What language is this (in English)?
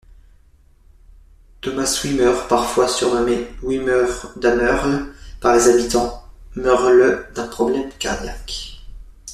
French